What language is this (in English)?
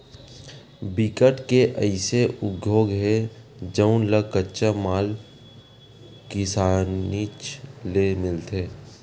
Chhattisgarhi